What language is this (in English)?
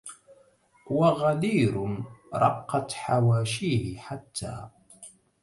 Arabic